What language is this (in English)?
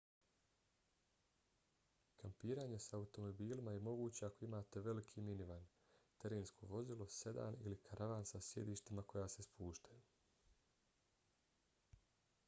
Bosnian